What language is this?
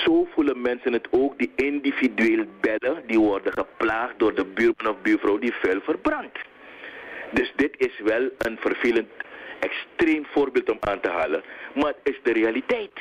Dutch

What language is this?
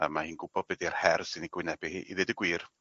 Welsh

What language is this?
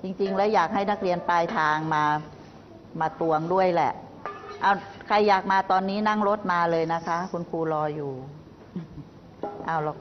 Thai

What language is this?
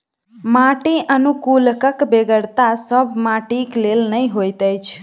Maithili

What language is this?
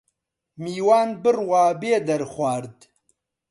Central Kurdish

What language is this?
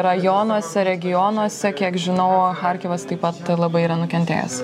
Lithuanian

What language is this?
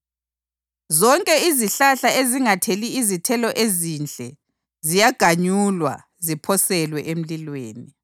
North Ndebele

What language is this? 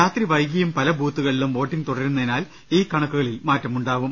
Malayalam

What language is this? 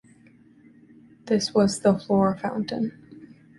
English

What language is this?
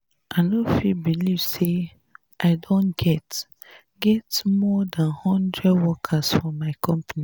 Nigerian Pidgin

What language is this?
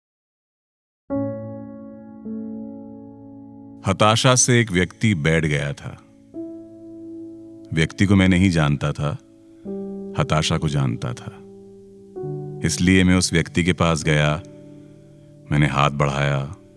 Hindi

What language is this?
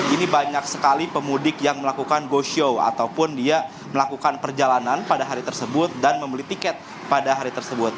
Indonesian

